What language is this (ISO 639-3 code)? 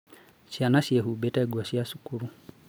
kik